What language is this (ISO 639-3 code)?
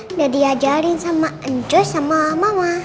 ind